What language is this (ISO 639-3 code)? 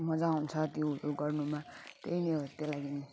nep